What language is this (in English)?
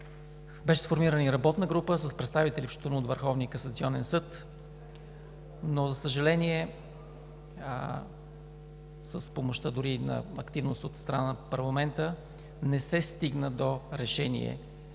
Bulgarian